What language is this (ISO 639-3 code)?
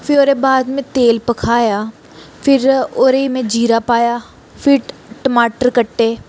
doi